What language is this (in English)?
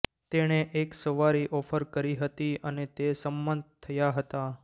Gujarati